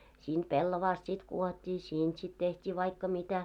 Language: Finnish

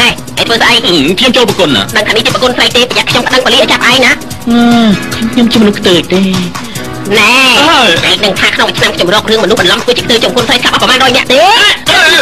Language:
Thai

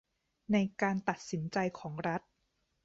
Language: Thai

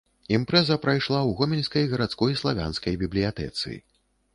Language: Belarusian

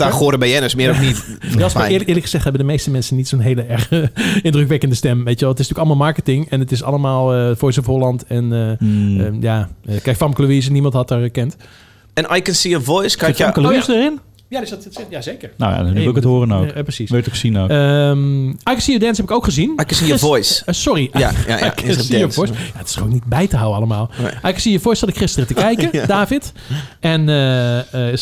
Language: Dutch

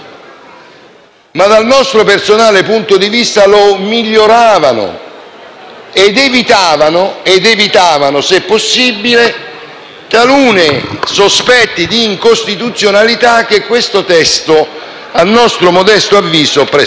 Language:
Italian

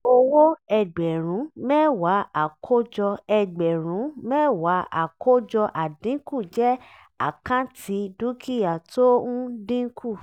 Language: Yoruba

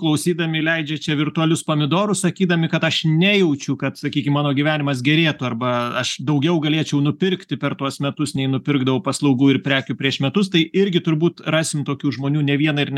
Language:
Lithuanian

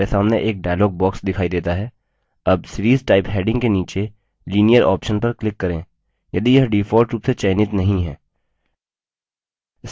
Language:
Hindi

